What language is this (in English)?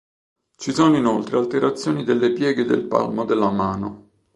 Italian